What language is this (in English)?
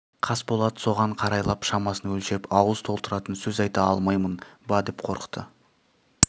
Kazakh